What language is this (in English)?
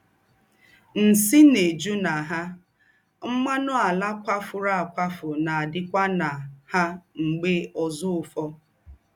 Igbo